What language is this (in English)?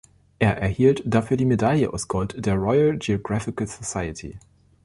German